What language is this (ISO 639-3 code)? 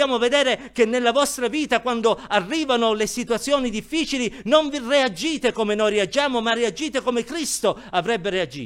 ita